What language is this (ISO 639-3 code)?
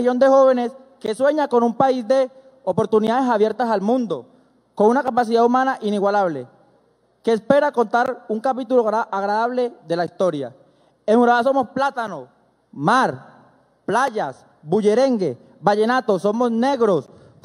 spa